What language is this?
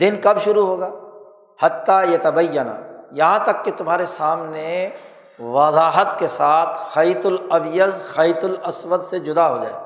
Urdu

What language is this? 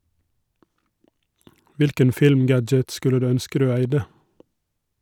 Norwegian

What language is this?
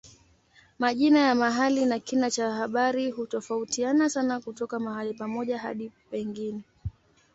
Swahili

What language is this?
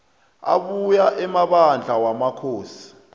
South Ndebele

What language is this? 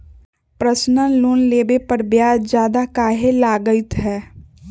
Magahi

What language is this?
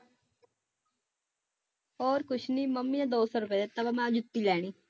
Punjabi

